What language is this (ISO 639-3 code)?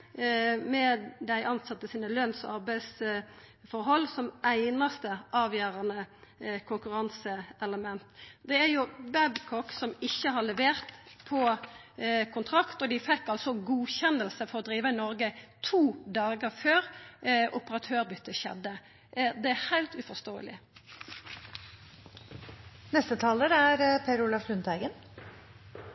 nor